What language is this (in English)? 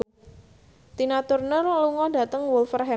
Javanese